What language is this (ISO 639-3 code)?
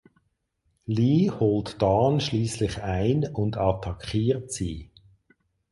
deu